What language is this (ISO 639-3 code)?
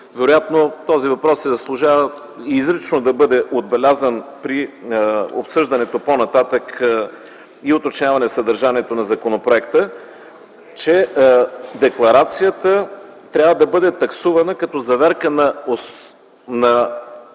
bul